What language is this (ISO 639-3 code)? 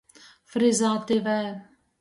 ltg